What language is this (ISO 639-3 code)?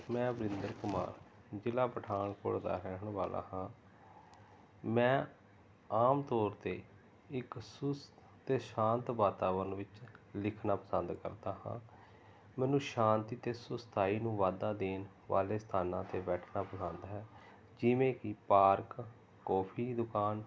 pan